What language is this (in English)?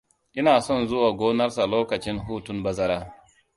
Hausa